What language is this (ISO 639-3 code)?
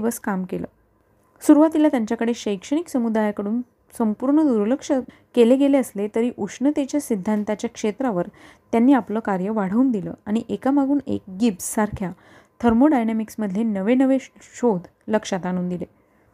mar